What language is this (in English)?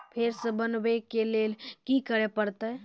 Maithili